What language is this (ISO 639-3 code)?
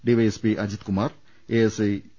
mal